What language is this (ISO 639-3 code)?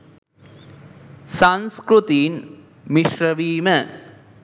sin